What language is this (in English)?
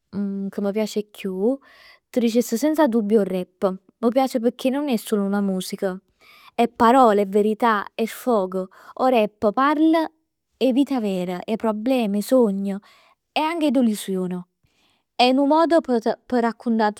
Neapolitan